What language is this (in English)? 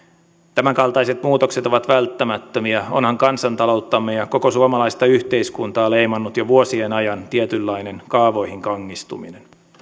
Finnish